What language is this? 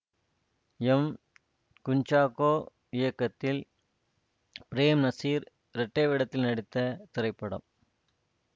Tamil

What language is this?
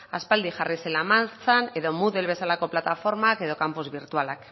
Basque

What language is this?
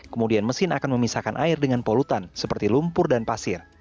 Indonesian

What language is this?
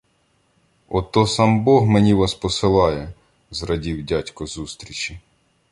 Ukrainian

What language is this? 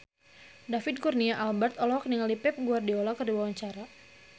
Sundanese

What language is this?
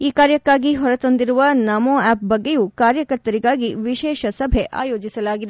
Kannada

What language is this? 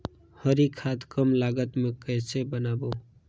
Chhattisgarhi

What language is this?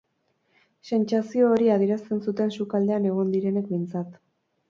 Basque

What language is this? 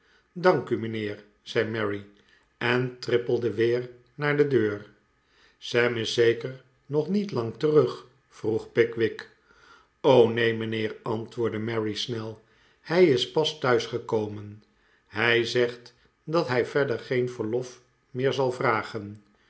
Dutch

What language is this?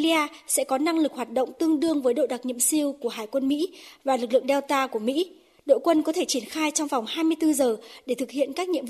Vietnamese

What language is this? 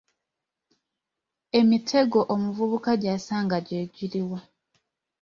Ganda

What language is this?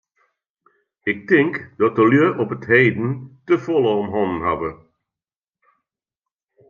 Western Frisian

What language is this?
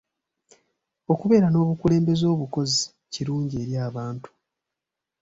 Ganda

